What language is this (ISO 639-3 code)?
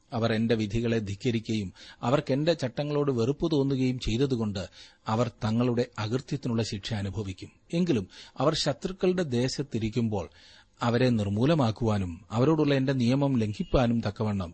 mal